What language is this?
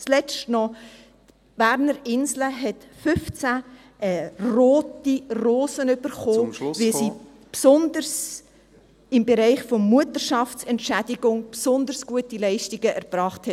Swiss German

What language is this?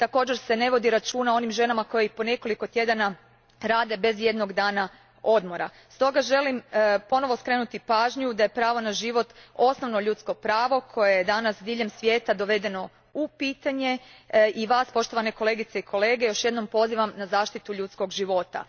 Croatian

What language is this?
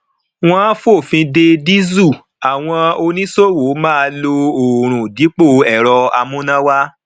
Yoruba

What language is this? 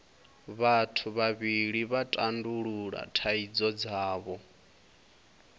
Venda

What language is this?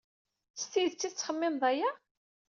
Kabyle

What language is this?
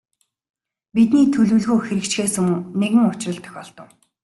Mongolian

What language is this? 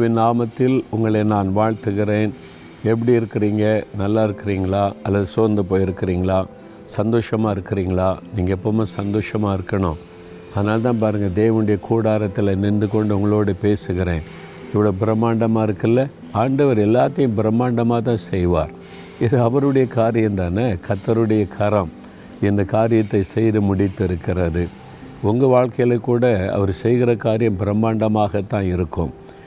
Tamil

